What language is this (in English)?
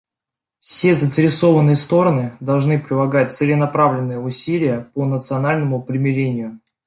Russian